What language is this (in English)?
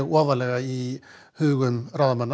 Icelandic